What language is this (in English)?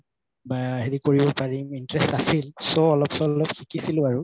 Assamese